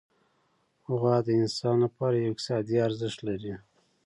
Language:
Pashto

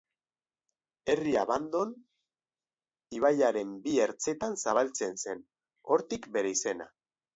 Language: Basque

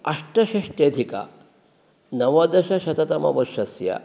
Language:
Sanskrit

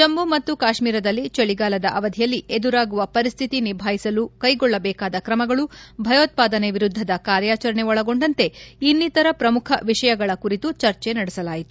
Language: Kannada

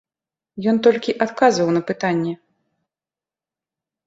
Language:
Belarusian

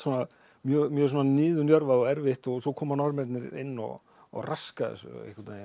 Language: Icelandic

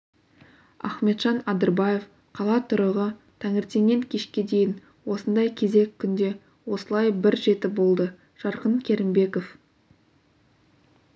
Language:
Kazakh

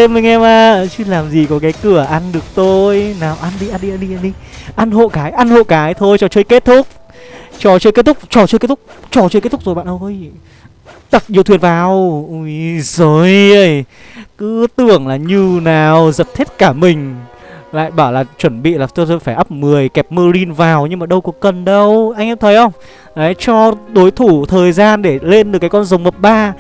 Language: Vietnamese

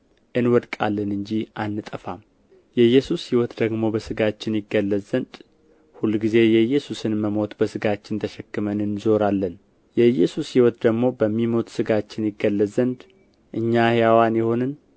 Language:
Amharic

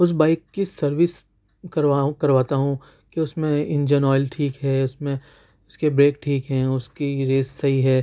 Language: Urdu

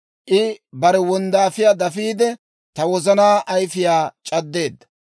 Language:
Dawro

